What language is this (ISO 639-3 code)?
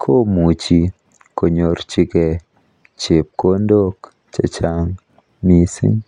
kln